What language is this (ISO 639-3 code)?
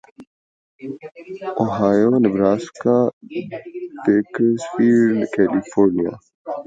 urd